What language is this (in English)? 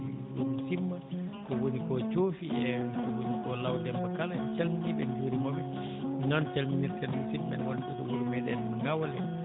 Fula